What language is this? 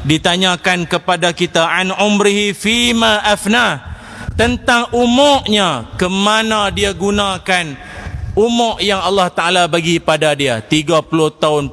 Malay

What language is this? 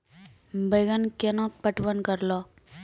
Maithili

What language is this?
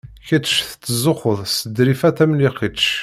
Kabyle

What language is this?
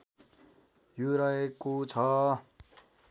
Nepali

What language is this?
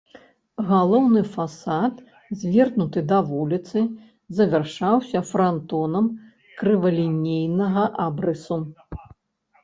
Belarusian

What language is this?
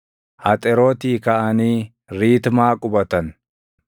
Oromo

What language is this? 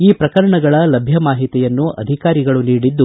Kannada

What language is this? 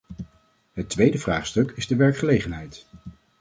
Dutch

